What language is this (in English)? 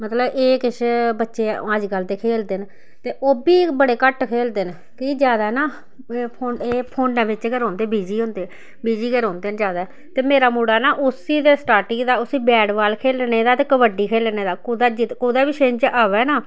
Dogri